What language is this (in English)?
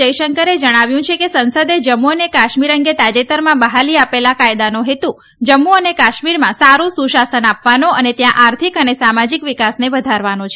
Gujarati